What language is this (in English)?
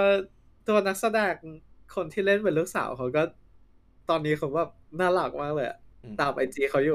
Thai